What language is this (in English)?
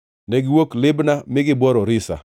Luo (Kenya and Tanzania)